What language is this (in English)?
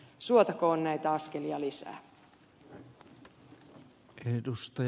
Finnish